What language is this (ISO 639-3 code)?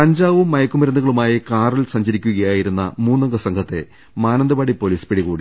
mal